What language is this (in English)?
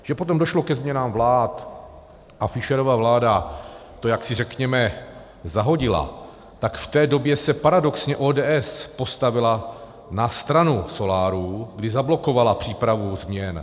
Czech